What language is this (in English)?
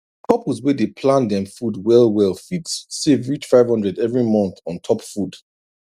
Nigerian Pidgin